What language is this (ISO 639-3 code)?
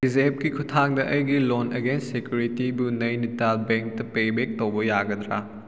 mni